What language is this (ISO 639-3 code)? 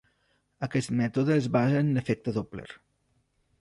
cat